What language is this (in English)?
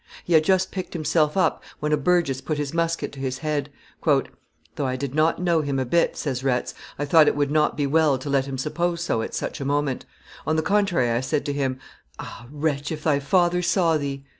English